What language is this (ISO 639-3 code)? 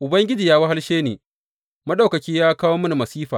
hau